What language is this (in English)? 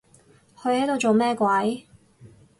Cantonese